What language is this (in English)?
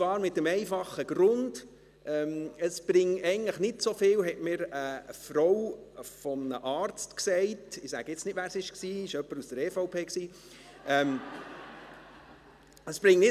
Swiss German